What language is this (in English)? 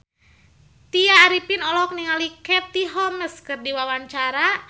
Sundanese